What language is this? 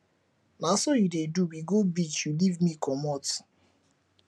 Nigerian Pidgin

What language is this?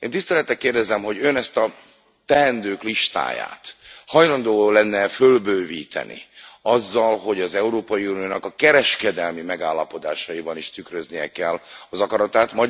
Hungarian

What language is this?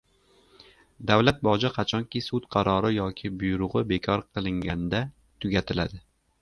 Uzbek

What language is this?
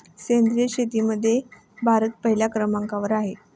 Marathi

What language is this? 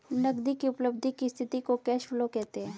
Hindi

